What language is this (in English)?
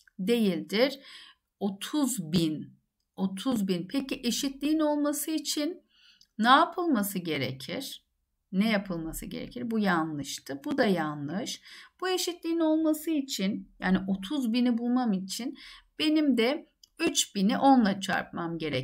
Turkish